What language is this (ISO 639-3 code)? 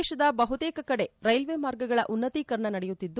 kan